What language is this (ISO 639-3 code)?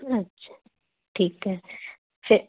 pan